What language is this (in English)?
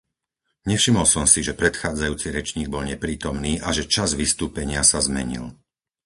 Slovak